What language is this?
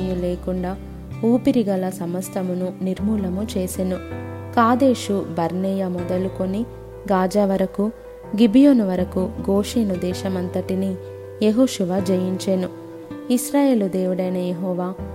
Telugu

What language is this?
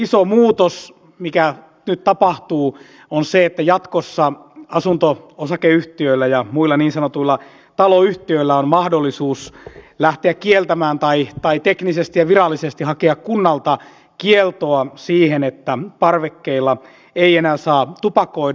Finnish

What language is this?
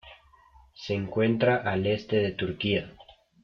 Spanish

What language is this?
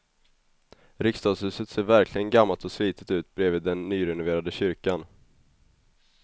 Swedish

